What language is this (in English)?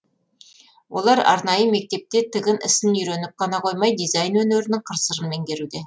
Kazakh